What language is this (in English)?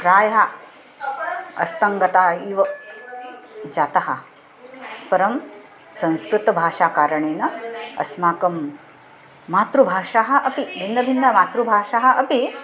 Sanskrit